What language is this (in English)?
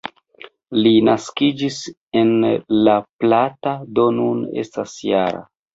Esperanto